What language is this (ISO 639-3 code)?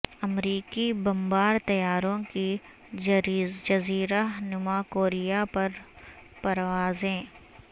urd